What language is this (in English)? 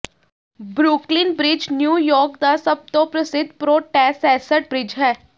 Punjabi